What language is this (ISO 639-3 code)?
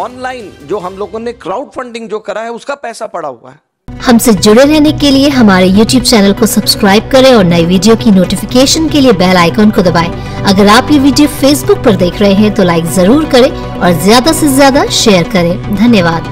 hin